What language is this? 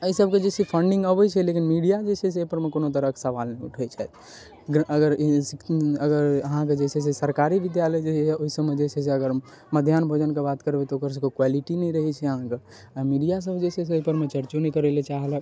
Maithili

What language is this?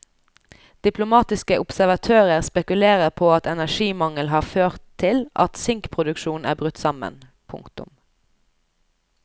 Norwegian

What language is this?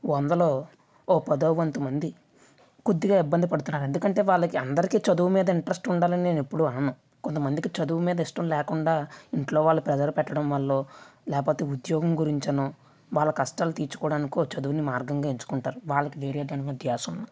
Telugu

